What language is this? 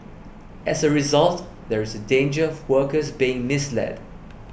English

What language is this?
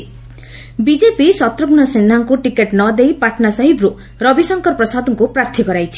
Odia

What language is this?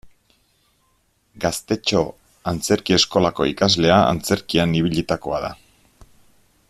Basque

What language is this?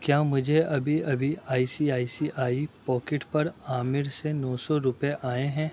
Urdu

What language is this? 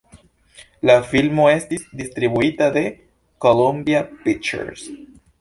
Esperanto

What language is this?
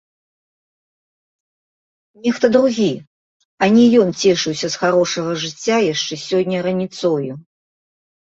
Belarusian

